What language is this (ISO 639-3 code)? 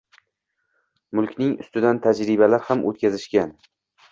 uzb